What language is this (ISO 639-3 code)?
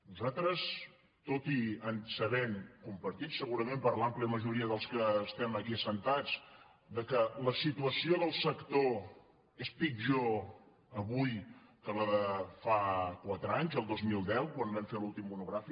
cat